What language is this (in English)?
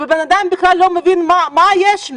Hebrew